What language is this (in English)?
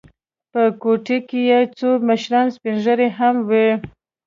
Pashto